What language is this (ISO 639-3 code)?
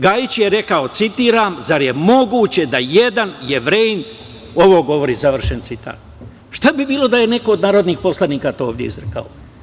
srp